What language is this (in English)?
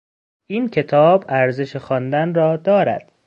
Persian